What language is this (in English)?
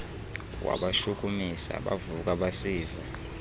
Xhosa